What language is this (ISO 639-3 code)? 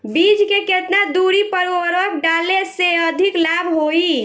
bho